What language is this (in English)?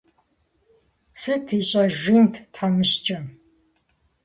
Kabardian